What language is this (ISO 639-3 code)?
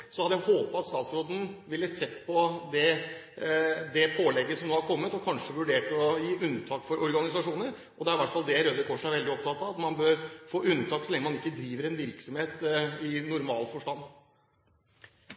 nob